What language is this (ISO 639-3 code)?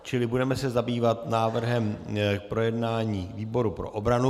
ces